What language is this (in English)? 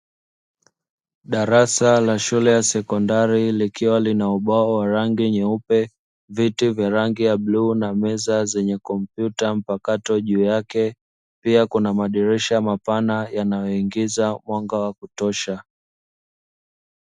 Swahili